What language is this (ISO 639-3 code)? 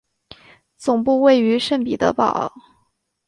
zho